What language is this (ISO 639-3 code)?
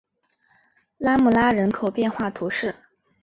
zho